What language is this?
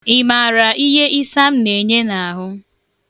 Igbo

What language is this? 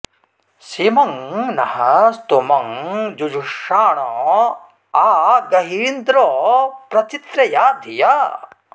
Sanskrit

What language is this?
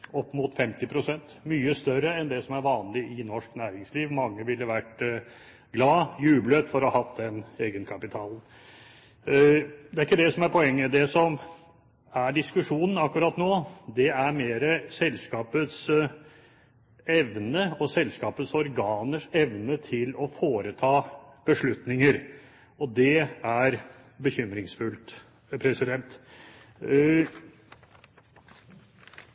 Norwegian Bokmål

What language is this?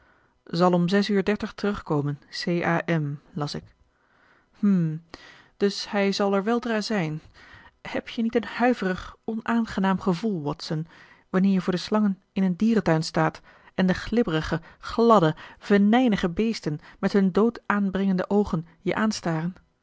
Dutch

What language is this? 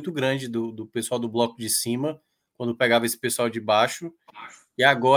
Portuguese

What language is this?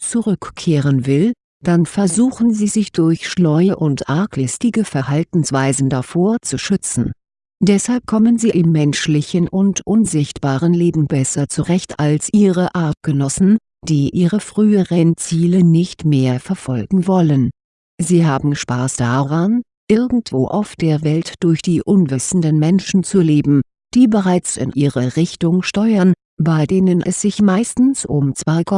German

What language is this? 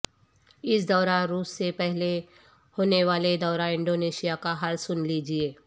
Urdu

